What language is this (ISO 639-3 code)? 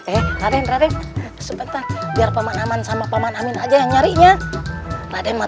ind